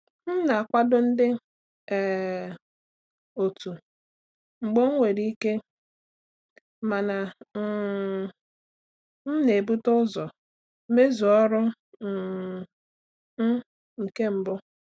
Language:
Igbo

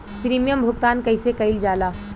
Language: Bhojpuri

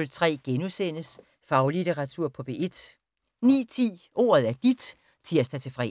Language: Danish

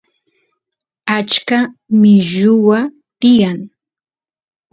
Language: Santiago del Estero Quichua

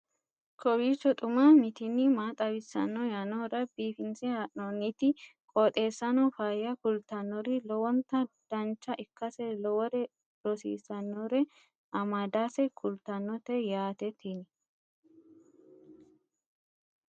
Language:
Sidamo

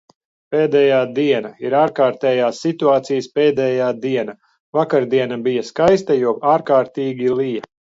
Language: Latvian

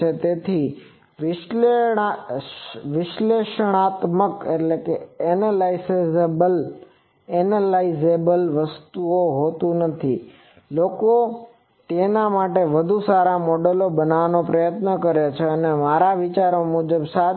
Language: Gujarati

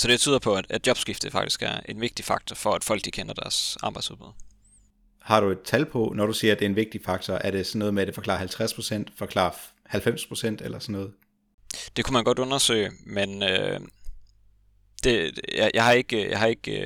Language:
Danish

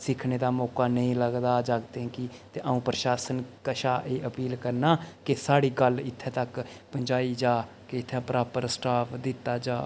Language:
Dogri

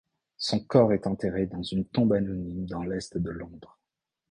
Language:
French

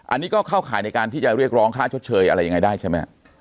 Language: Thai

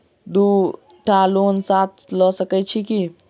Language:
Maithili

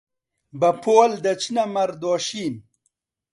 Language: Central Kurdish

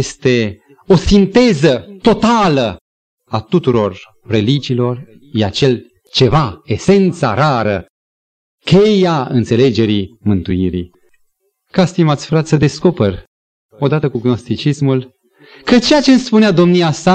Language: Romanian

